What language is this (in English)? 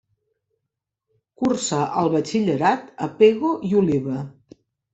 Catalan